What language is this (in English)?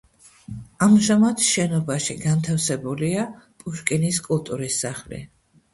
Georgian